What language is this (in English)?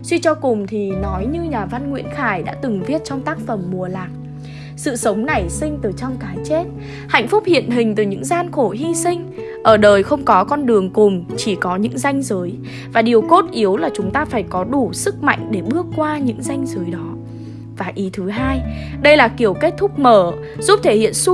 Vietnamese